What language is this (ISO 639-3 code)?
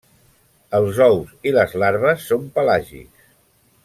cat